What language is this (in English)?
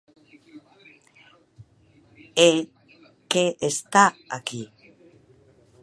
Galician